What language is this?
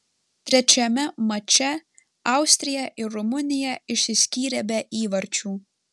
Lithuanian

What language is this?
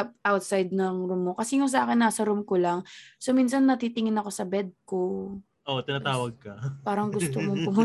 Filipino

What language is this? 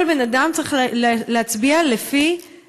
Hebrew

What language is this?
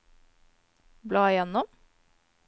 Norwegian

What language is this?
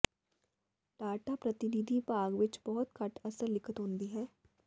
Punjabi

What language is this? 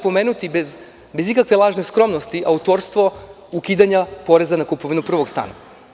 Serbian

